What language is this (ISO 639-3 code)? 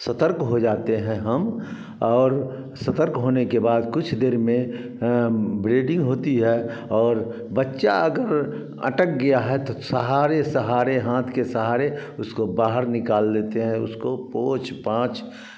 hin